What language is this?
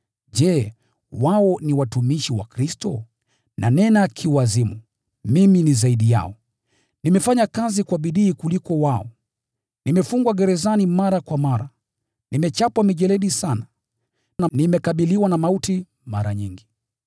Swahili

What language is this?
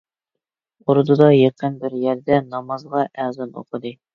Uyghur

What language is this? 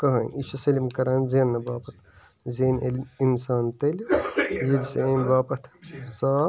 Kashmiri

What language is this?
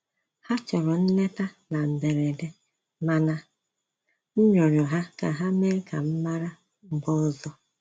Igbo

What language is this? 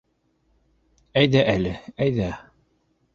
Bashkir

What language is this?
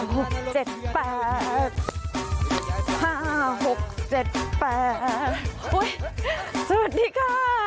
Thai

